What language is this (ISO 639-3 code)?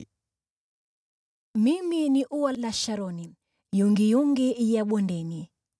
swa